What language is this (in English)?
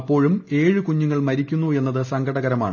Malayalam